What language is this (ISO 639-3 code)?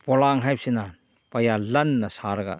mni